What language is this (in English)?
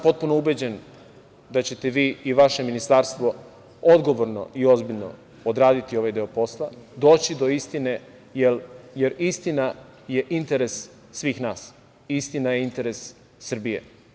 Serbian